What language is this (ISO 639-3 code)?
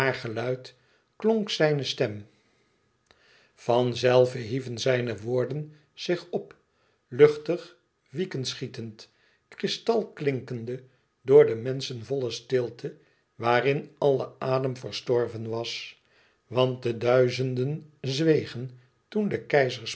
nld